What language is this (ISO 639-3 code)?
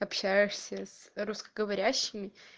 rus